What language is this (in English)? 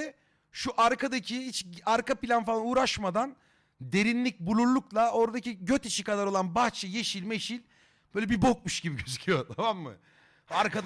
Turkish